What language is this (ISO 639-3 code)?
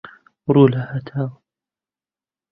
ckb